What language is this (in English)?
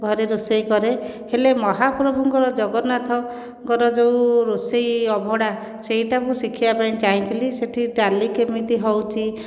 Odia